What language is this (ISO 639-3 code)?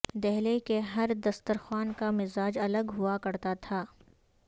urd